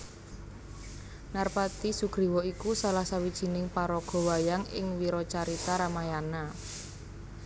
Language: Javanese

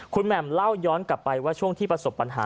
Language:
Thai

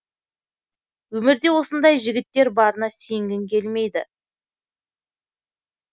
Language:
Kazakh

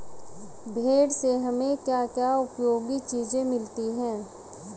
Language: Hindi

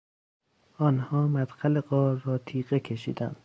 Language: Persian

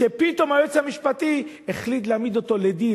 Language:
Hebrew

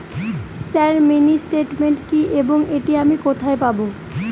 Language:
Bangla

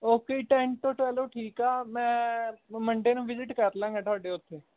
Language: Punjabi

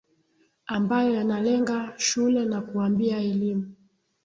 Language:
Swahili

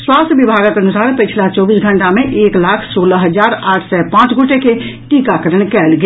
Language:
Maithili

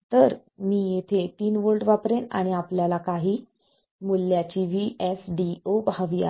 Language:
Marathi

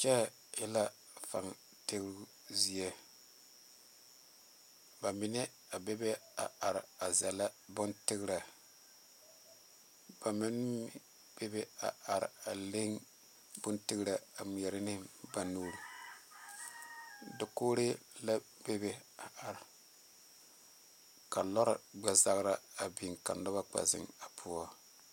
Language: Southern Dagaare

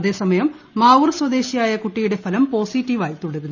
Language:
Malayalam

